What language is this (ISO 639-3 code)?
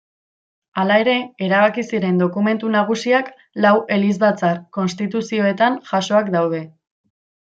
eus